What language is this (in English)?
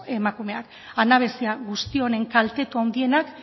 Basque